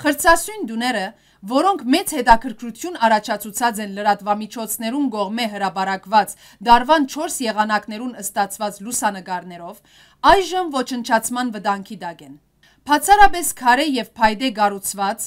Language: Turkish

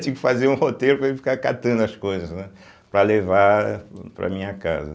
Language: Portuguese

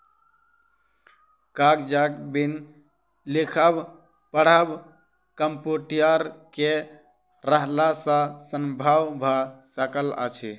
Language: Maithili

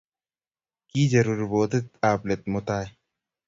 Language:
Kalenjin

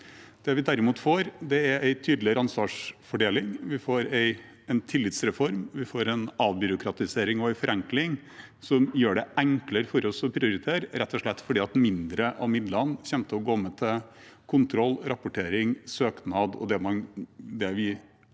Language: Norwegian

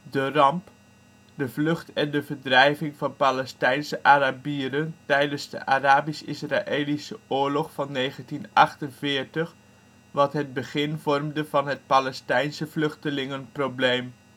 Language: Dutch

